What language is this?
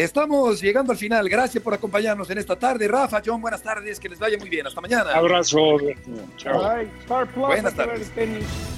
Spanish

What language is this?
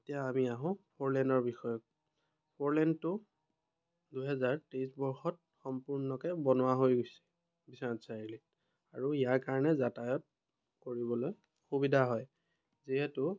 Assamese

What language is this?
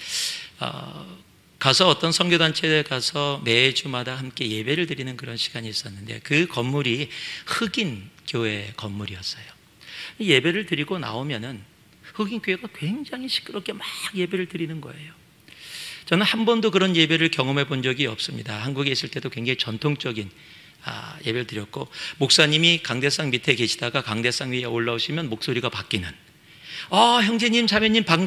Korean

